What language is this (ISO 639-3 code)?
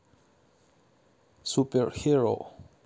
rus